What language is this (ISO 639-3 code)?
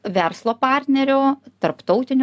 lit